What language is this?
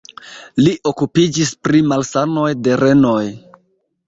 Esperanto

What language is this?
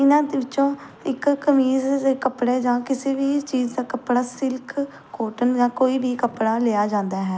Punjabi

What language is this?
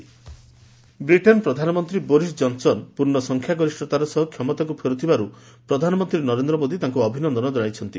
Odia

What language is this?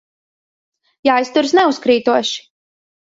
Latvian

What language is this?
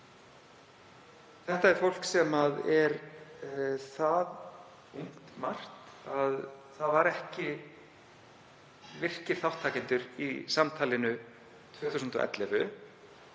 Icelandic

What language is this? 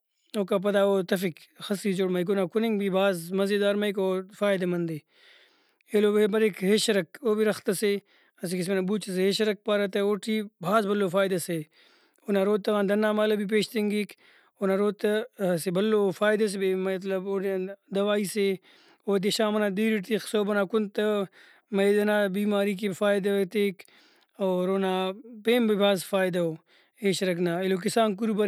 Brahui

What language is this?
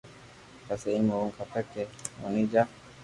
Loarki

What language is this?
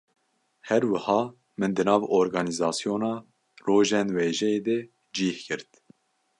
Kurdish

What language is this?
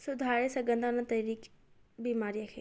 Sindhi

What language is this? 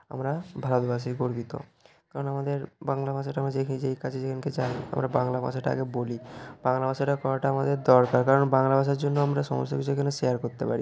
Bangla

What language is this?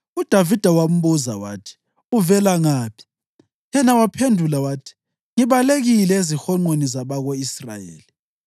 North Ndebele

